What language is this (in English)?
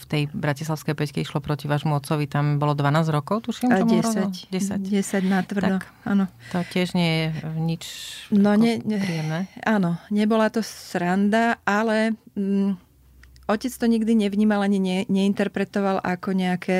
Slovak